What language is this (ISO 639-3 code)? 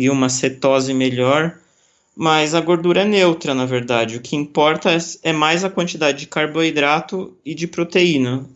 por